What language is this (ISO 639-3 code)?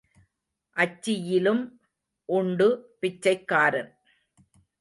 tam